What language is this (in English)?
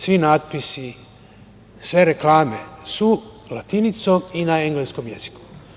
Serbian